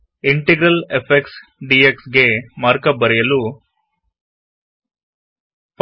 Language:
Kannada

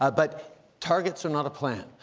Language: English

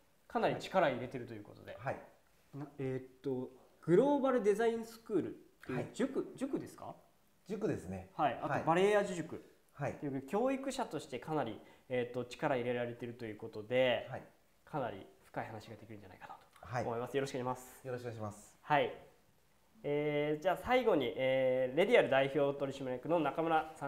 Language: Japanese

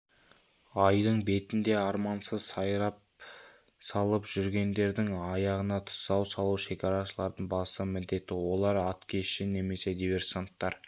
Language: Kazakh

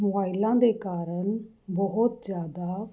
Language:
Punjabi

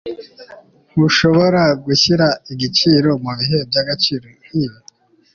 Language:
Kinyarwanda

